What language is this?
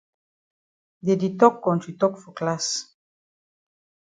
Cameroon Pidgin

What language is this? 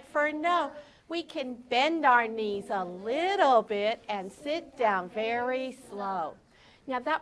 English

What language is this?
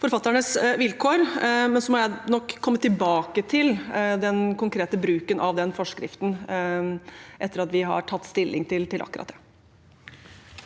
Norwegian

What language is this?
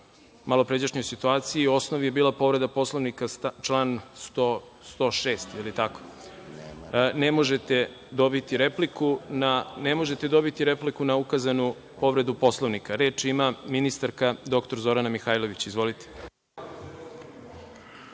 Serbian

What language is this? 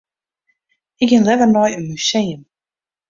Western Frisian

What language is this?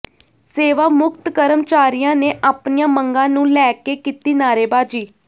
Punjabi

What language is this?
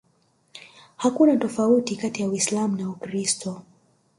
Swahili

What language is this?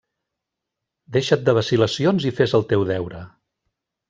Catalan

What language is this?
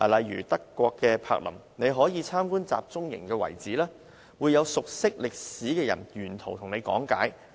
Cantonese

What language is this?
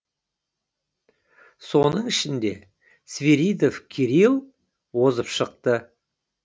Kazakh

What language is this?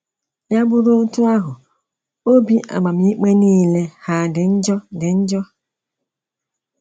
Igbo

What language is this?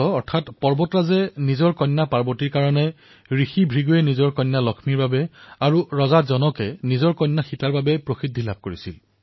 Assamese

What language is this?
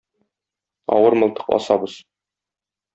Tatar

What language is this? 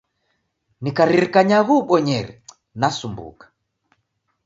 Taita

